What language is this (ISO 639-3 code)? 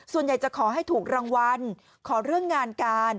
tha